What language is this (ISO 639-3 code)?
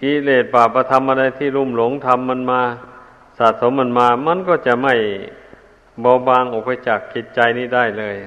tha